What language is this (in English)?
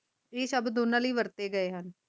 Punjabi